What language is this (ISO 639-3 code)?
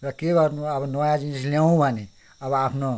nep